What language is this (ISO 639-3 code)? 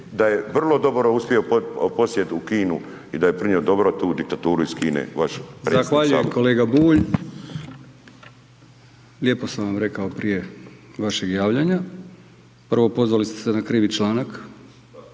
hrv